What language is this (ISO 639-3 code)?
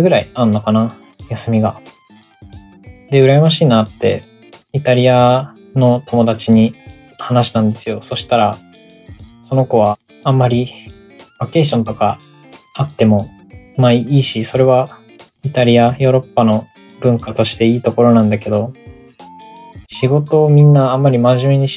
jpn